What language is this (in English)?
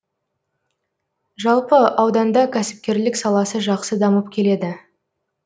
Kazakh